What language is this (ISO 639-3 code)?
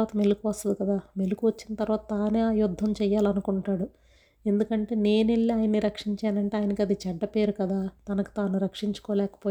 tel